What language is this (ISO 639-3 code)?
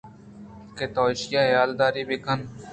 bgp